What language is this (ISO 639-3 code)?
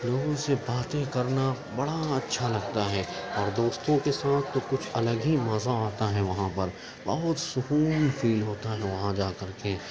urd